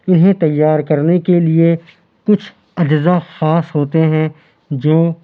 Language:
Urdu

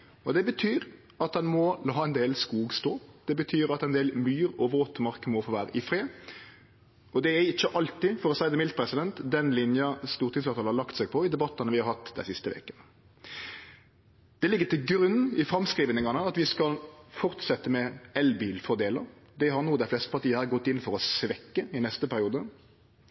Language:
Norwegian Nynorsk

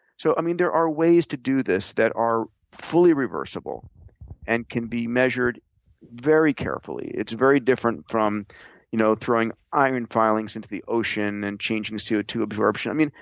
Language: English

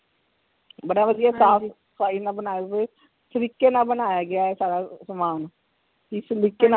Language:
Punjabi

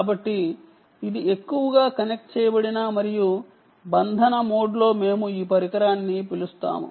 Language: Telugu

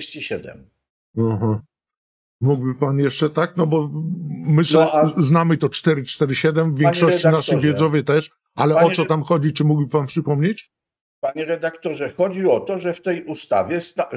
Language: Polish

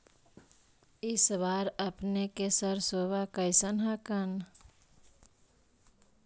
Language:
Magahi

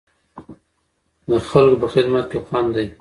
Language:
Pashto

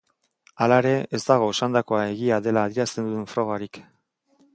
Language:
Basque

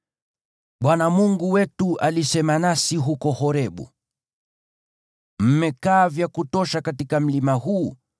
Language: Swahili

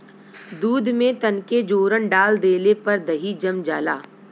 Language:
Bhojpuri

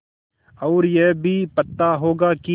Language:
Hindi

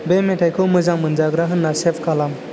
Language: Bodo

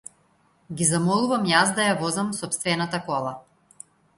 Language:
Macedonian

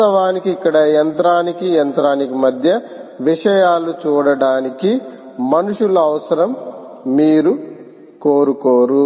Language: Telugu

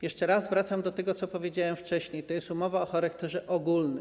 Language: Polish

